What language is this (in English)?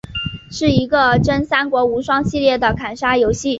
Chinese